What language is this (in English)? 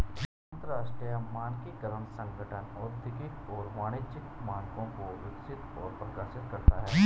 Hindi